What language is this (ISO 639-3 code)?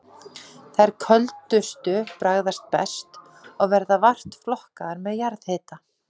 isl